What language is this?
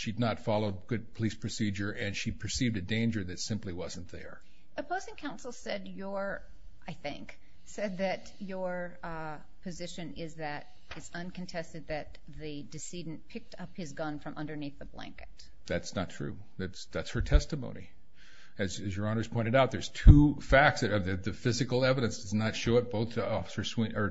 English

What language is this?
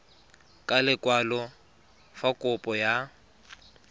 Tswana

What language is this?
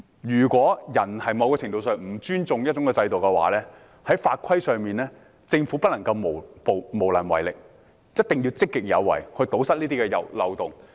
Cantonese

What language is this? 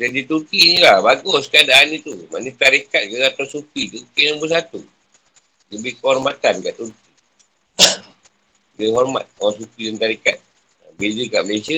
Malay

